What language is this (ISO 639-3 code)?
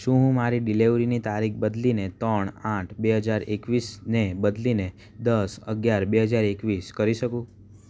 guj